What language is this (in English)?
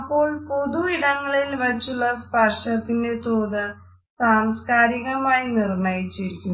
Malayalam